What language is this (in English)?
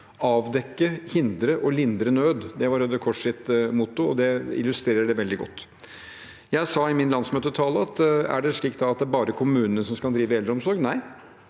Norwegian